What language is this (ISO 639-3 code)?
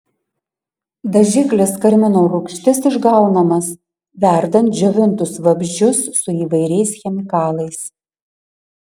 lit